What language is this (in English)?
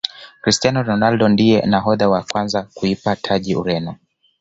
Swahili